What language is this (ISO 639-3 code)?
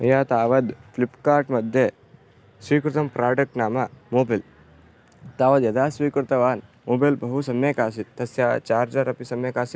san